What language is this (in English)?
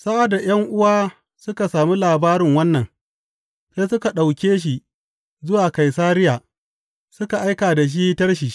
Hausa